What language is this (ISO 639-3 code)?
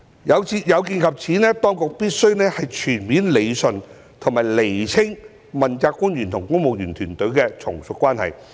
yue